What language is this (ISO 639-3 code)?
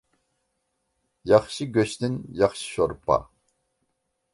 uig